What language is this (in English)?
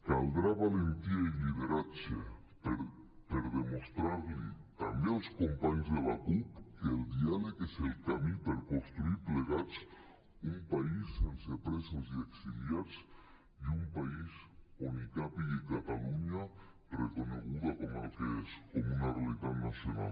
Catalan